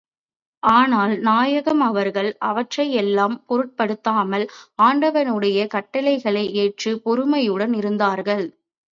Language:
Tamil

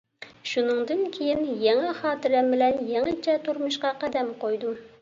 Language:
Uyghur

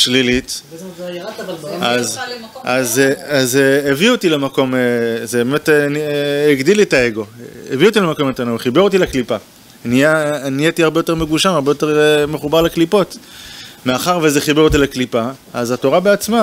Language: Hebrew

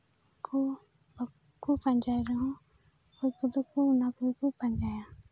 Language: Santali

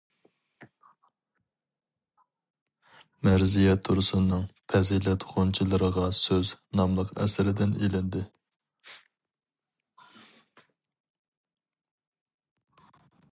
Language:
Uyghur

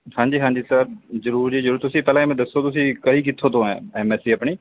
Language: Punjabi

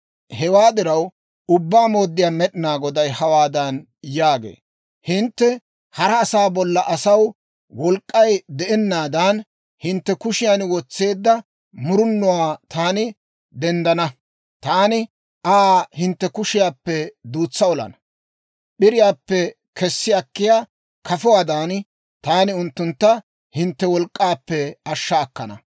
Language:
Dawro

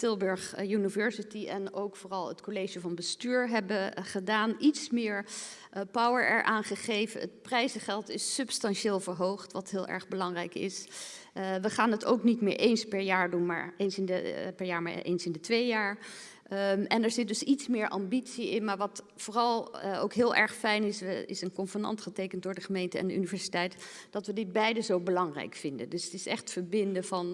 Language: Dutch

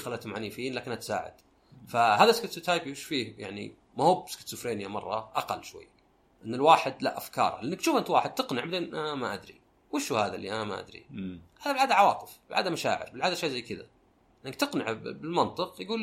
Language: Arabic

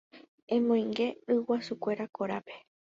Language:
Guarani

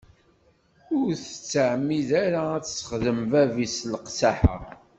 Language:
Kabyle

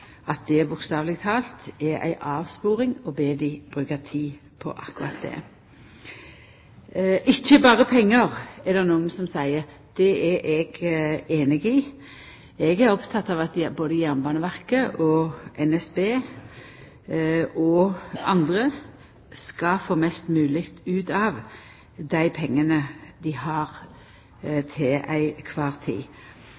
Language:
Norwegian Nynorsk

